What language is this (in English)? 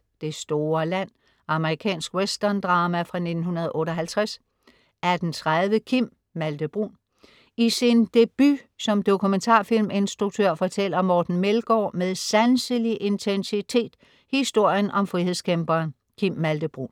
Danish